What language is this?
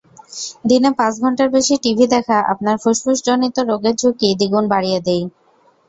Bangla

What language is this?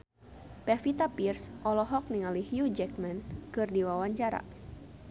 Sundanese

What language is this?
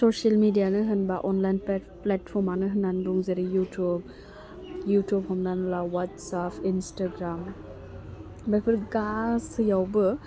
Bodo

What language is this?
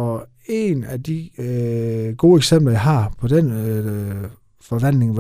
Danish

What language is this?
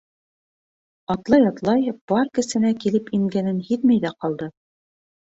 Bashkir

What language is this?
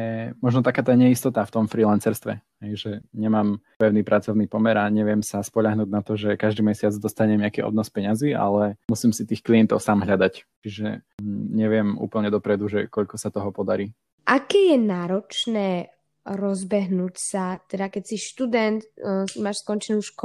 Slovak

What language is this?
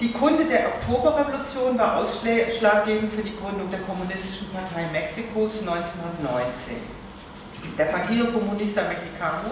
German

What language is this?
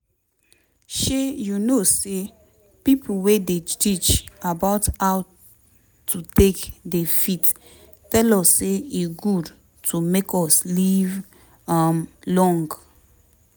Nigerian Pidgin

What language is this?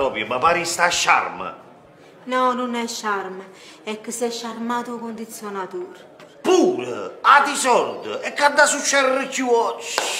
Italian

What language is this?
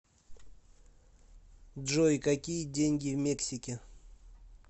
Russian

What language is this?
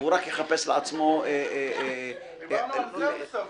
Hebrew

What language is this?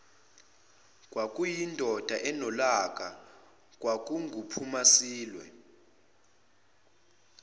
Zulu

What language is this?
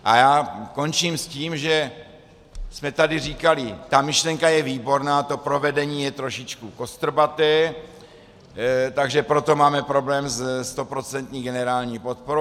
Czech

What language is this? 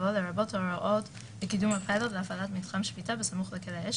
Hebrew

